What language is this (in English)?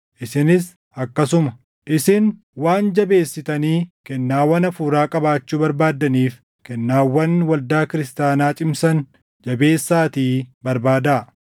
Oromo